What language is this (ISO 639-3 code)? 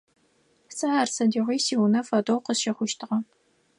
ady